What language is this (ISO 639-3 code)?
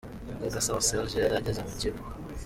kin